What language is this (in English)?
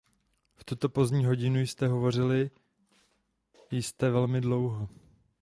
Czech